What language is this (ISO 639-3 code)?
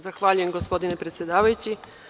srp